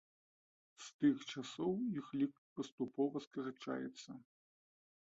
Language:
Belarusian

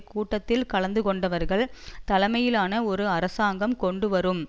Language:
Tamil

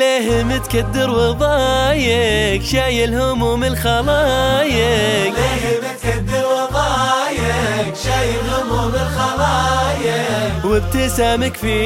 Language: Arabic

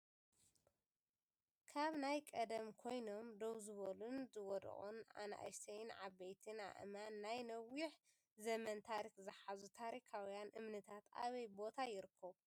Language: Tigrinya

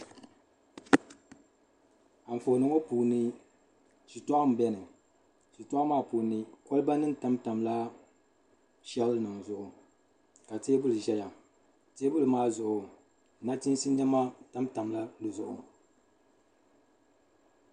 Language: Dagbani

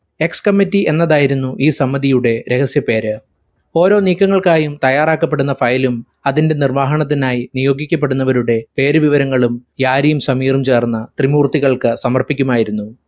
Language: Malayalam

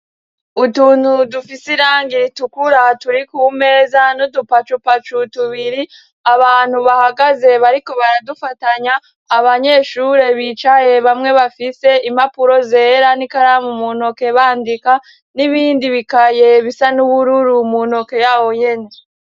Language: Rundi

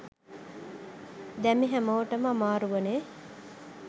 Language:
Sinhala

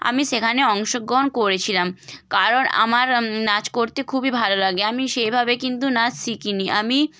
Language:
Bangla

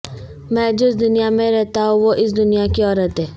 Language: Urdu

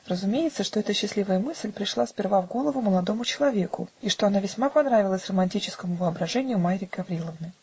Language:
Russian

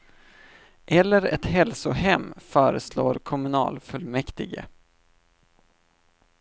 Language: Swedish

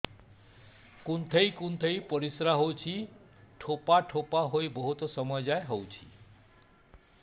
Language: Odia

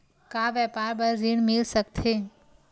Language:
Chhattisgarhi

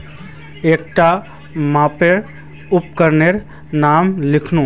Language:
Magahi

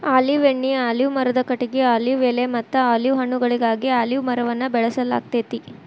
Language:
Kannada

